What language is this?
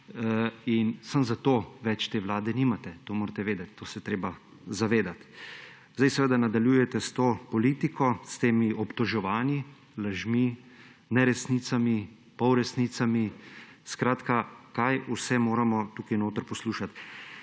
Slovenian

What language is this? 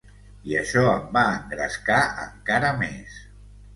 Catalan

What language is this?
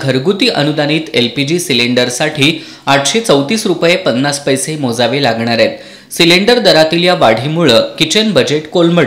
Hindi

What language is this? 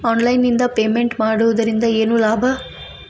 Kannada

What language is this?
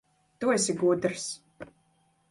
Latvian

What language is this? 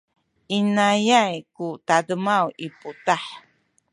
Sakizaya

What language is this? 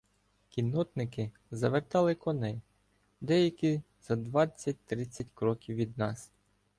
Ukrainian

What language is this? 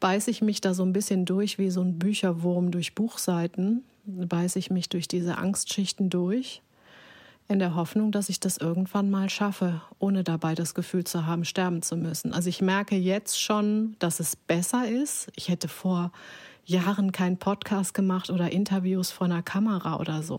German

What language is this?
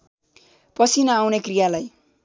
Nepali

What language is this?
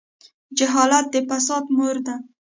Pashto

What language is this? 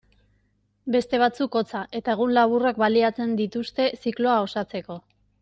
Basque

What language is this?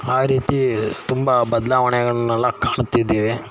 Kannada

